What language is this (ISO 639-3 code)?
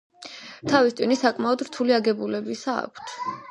kat